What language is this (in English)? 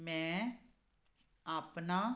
Punjabi